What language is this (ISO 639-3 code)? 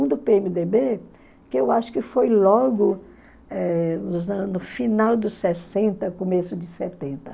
por